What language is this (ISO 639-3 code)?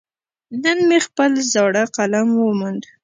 pus